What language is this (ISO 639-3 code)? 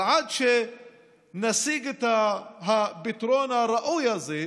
heb